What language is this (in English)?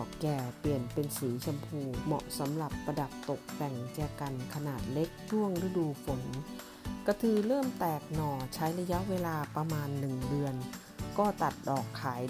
Thai